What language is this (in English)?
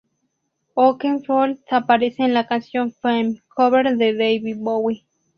Spanish